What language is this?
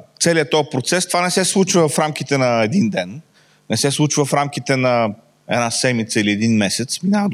Bulgarian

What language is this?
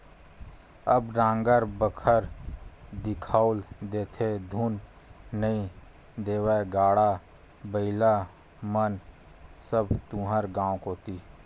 Chhattisgarhi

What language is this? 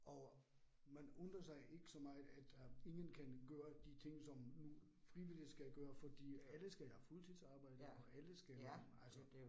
Danish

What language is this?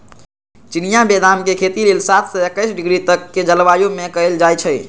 Magahi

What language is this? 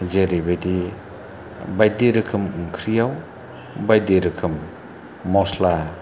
Bodo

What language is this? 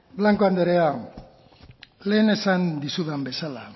Basque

